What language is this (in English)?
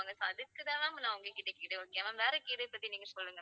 Tamil